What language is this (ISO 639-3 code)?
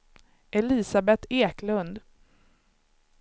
swe